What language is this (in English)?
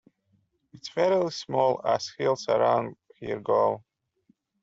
English